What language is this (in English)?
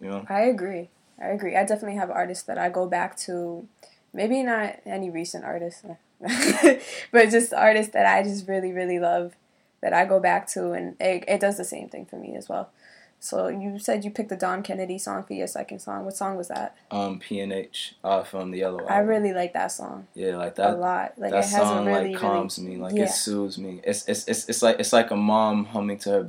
English